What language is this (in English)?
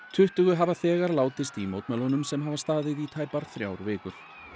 Icelandic